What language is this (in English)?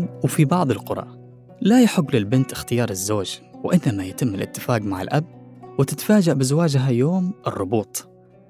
Arabic